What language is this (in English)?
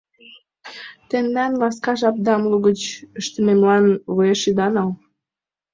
Mari